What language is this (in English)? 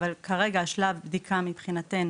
Hebrew